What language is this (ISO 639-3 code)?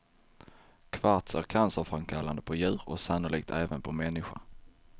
swe